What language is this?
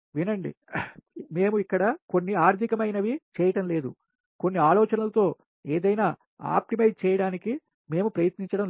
Telugu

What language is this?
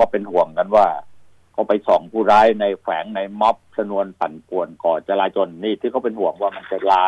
Thai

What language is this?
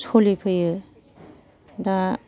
Bodo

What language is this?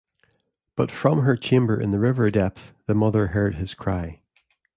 English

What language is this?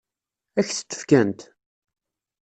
Kabyle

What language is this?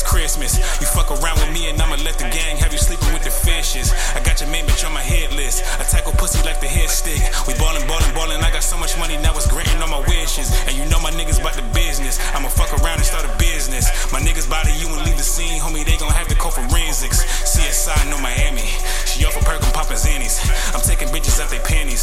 English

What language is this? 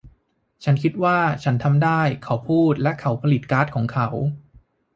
Thai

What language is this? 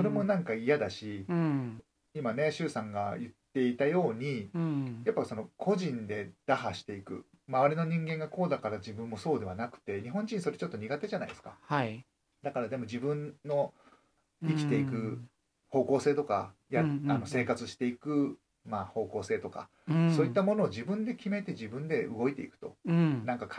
Japanese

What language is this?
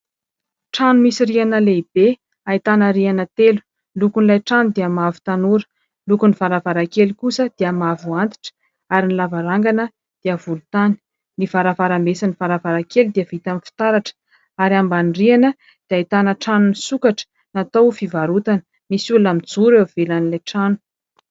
Malagasy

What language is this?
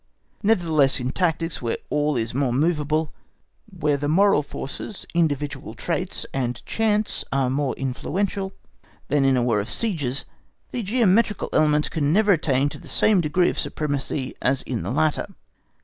English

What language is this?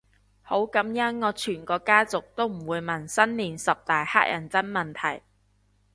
Cantonese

